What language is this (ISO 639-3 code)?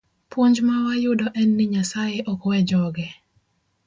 luo